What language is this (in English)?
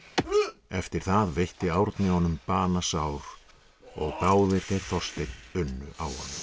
Icelandic